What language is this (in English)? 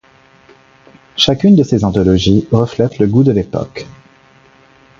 French